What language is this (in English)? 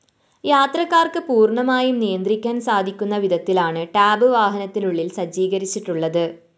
Malayalam